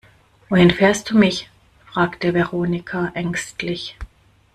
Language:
German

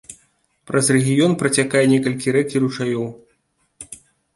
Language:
Belarusian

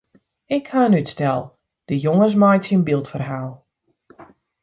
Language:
Western Frisian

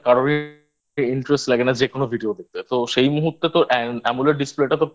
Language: Bangla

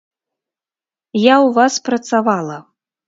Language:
Belarusian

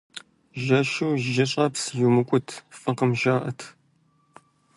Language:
Kabardian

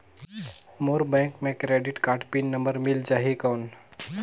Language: Chhattisgarhi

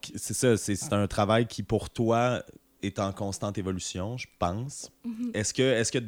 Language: French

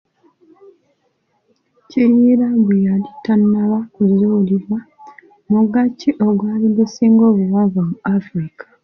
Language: Ganda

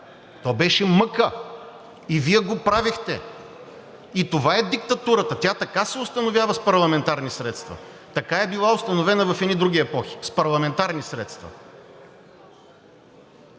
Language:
Bulgarian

